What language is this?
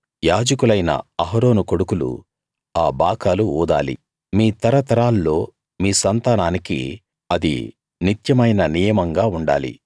Telugu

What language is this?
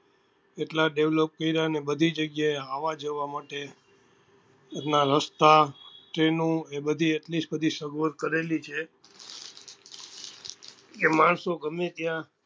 Gujarati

